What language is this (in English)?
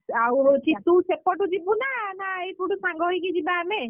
Odia